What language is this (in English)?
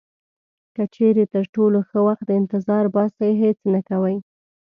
Pashto